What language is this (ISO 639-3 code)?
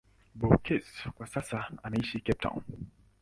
swa